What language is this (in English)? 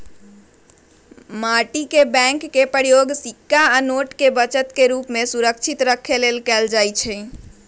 Magahi